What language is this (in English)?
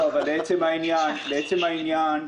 Hebrew